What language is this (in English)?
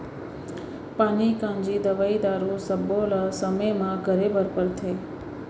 Chhattisgarhi